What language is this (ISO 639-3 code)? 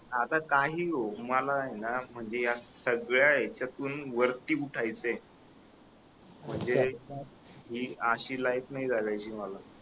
mar